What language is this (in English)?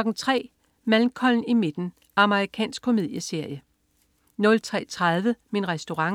Danish